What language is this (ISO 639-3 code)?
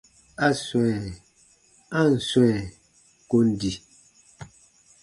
bba